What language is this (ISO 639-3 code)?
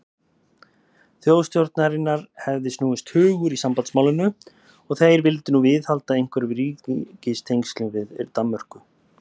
isl